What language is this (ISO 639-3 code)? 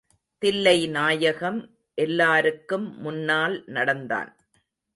tam